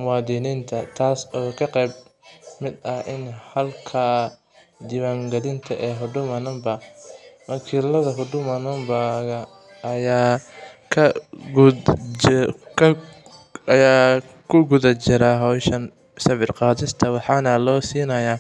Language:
Somali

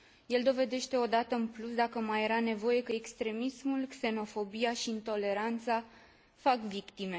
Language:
Romanian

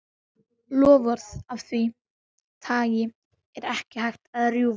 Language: Icelandic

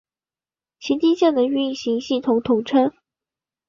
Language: Chinese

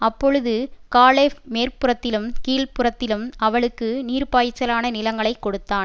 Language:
Tamil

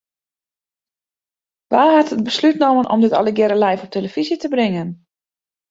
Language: Western Frisian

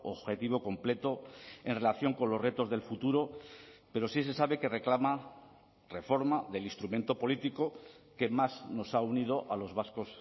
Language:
Spanish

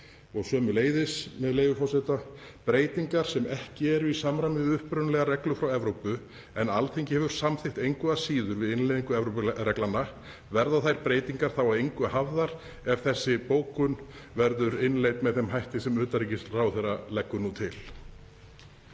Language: Icelandic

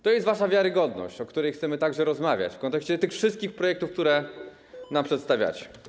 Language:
Polish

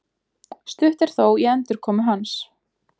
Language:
Icelandic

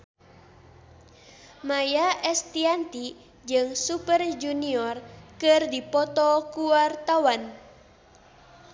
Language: Sundanese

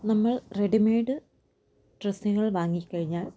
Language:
Malayalam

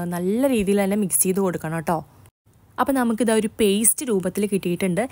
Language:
Malayalam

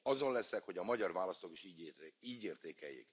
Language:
Hungarian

